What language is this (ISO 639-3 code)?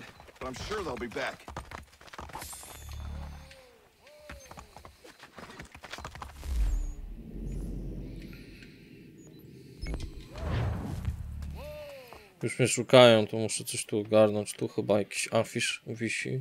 pol